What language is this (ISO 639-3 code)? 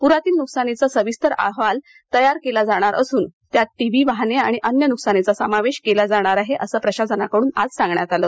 mar